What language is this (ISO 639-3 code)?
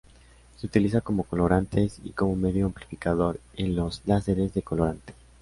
spa